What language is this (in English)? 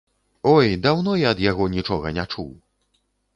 Belarusian